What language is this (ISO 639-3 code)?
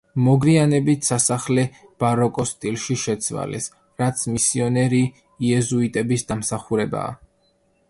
kat